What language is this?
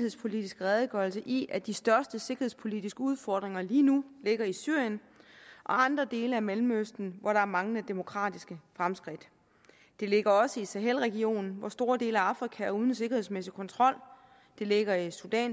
Danish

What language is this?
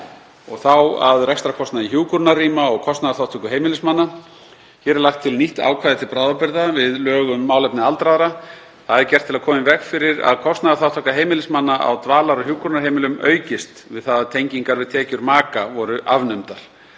Icelandic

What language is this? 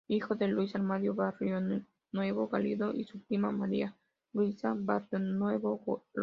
Spanish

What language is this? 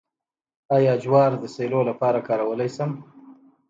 Pashto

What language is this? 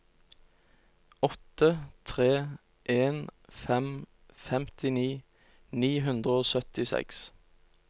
Norwegian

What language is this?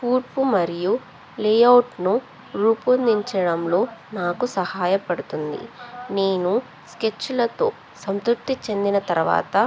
Telugu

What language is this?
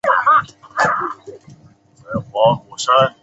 Chinese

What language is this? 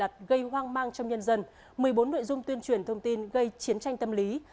Vietnamese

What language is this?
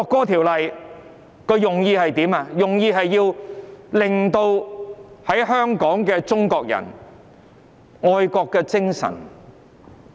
Cantonese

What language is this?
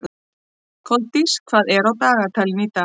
Icelandic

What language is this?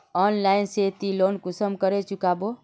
Magahi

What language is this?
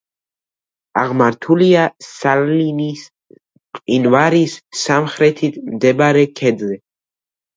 Georgian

